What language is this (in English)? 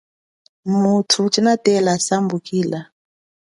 Chokwe